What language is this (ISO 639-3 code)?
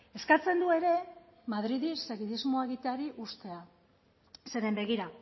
eus